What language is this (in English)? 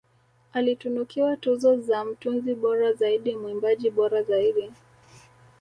Swahili